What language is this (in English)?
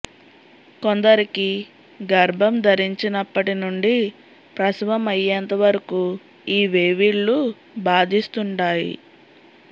Telugu